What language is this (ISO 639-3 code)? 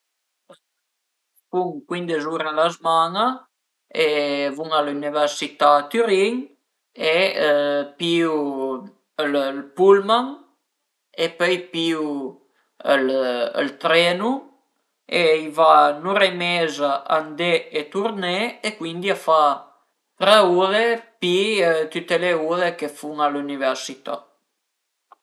pms